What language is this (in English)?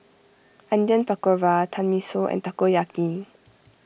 English